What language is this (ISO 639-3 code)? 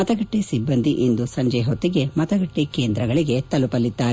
kan